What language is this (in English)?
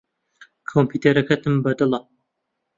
Central Kurdish